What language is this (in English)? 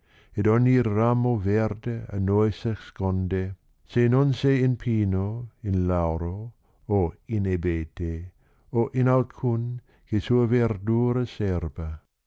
Italian